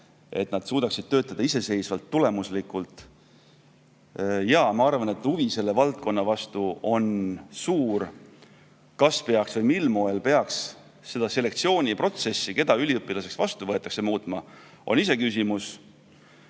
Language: Estonian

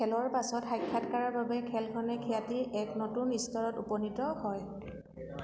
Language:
Assamese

